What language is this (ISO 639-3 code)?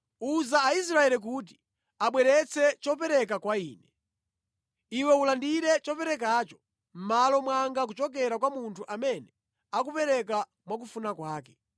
nya